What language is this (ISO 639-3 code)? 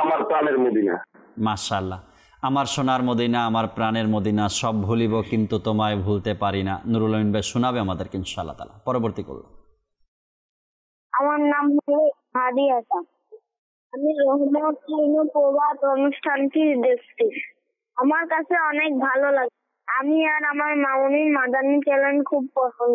ara